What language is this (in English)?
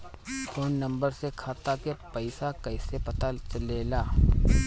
Bhojpuri